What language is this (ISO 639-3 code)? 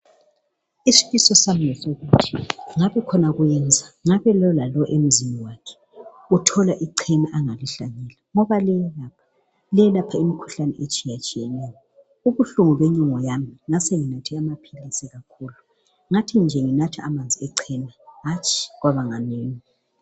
nde